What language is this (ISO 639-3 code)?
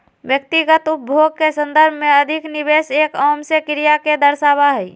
mag